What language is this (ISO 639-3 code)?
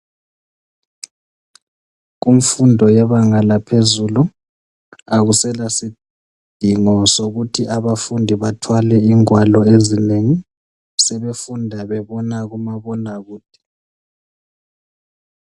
nde